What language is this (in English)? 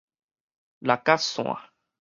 Min Nan Chinese